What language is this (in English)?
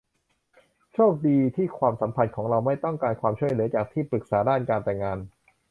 Thai